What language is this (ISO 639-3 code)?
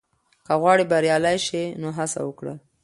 pus